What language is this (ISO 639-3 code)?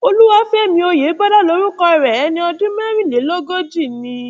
yor